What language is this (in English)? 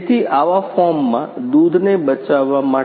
Gujarati